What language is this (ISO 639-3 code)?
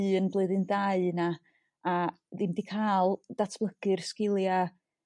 cym